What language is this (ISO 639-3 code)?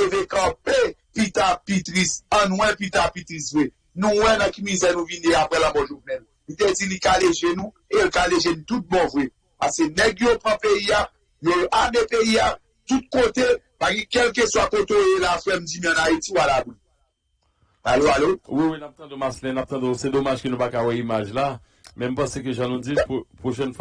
fra